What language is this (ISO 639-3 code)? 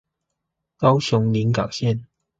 zho